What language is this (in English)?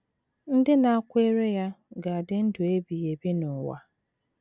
Igbo